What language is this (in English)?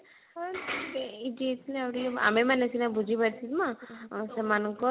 Odia